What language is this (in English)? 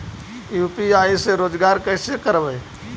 Magahi